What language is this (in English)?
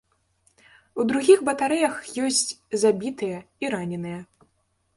Belarusian